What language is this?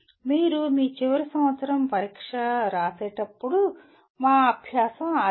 Telugu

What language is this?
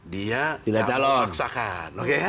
Indonesian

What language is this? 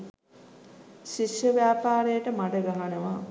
Sinhala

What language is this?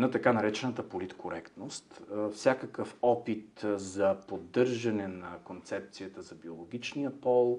Bulgarian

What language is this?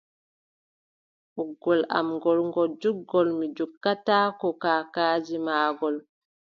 Adamawa Fulfulde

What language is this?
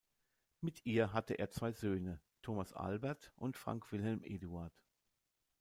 German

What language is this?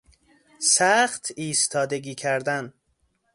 Persian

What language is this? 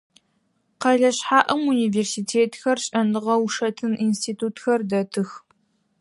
Adyghe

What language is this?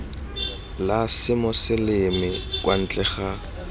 Tswana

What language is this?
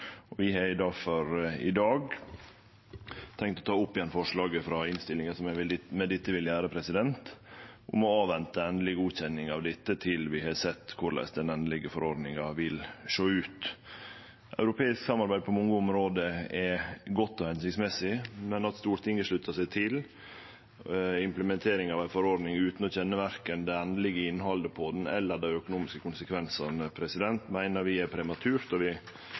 Norwegian Nynorsk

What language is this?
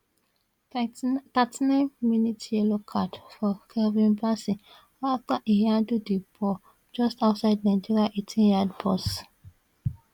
Nigerian Pidgin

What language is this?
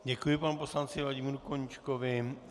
Czech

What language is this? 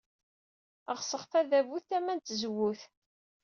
Kabyle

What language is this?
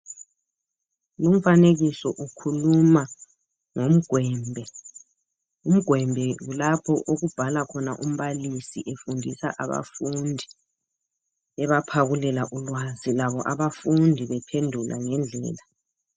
North Ndebele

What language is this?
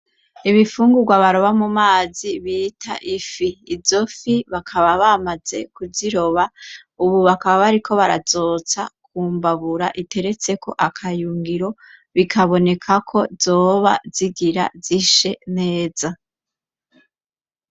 Rundi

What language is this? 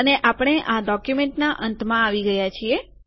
Gujarati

